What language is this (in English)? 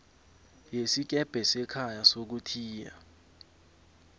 South Ndebele